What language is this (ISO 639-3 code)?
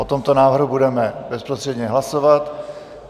ces